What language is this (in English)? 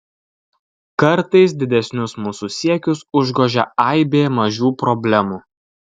Lithuanian